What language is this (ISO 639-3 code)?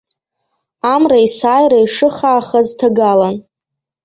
abk